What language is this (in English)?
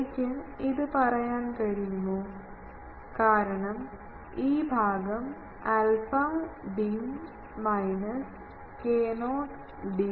Malayalam